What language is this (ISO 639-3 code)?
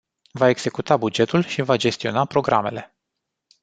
ron